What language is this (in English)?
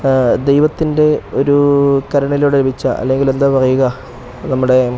Malayalam